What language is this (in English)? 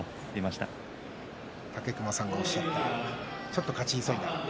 Japanese